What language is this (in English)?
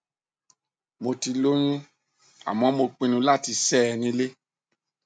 Yoruba